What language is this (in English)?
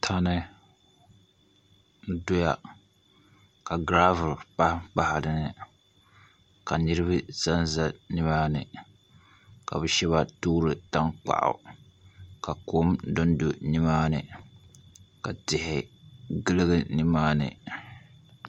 Dagbani